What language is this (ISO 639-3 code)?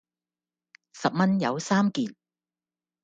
yue